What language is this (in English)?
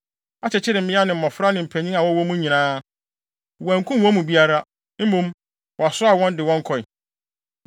Akan